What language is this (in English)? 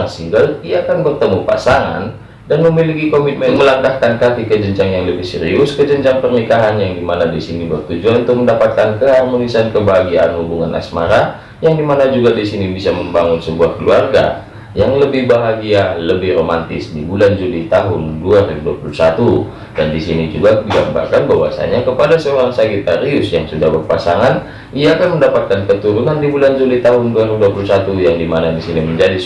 Indonesian